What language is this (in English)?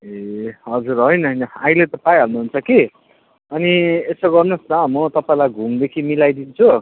Nepali